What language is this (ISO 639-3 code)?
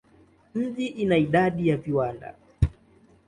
swa